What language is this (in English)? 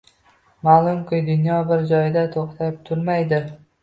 Uzbek